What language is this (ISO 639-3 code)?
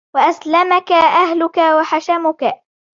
ara